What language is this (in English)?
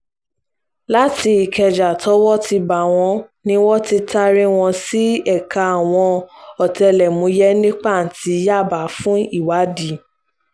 Yoruba